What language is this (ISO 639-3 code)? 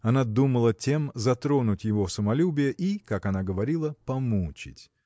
rus